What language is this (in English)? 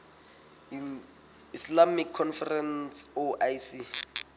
Southern Sotho